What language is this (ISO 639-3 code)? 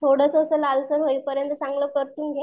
mar